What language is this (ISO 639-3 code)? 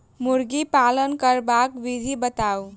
mai